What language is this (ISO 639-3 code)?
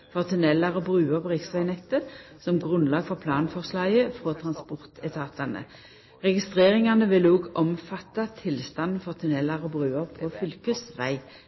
nno